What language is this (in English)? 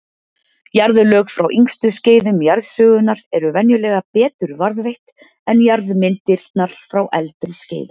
Icelandic